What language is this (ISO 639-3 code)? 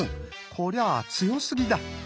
jpn